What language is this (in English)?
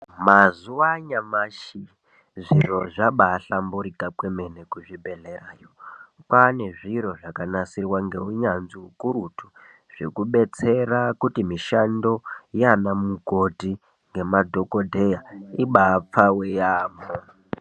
Ndau